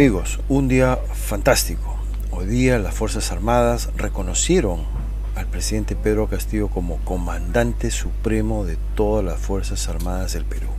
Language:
Spanish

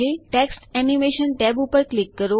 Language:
Gujarati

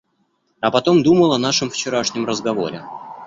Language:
Russian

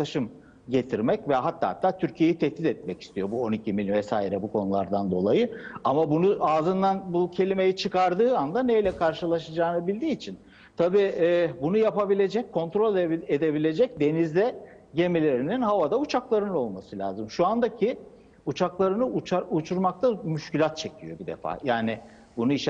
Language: Turkish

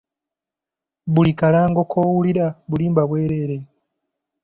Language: Ganda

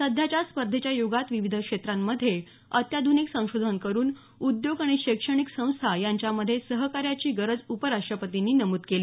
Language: Marathi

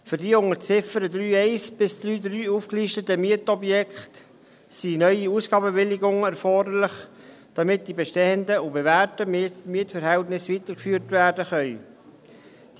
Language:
Swiss German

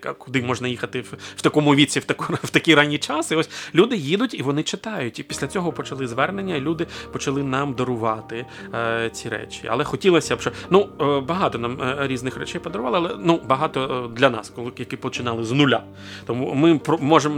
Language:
Ukrainian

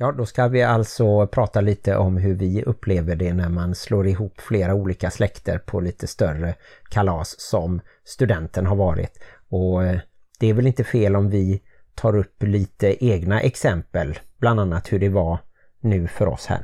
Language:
Swedish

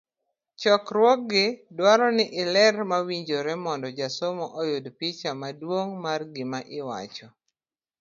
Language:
Luo (Kenya and Tanzania)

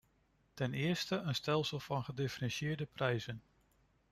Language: Dutch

